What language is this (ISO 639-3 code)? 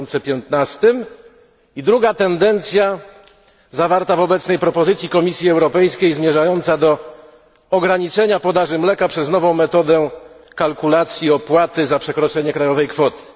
pol